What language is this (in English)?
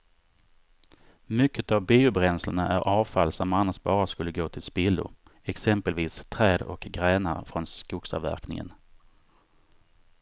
Swedish